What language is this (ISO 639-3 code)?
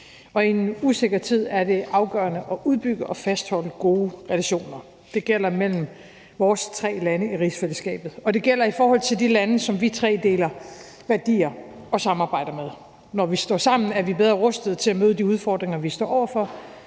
dan